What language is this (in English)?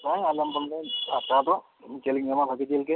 Santali